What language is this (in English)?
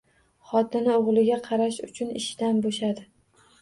Uzbek